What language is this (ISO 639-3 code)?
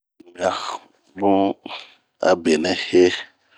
bmq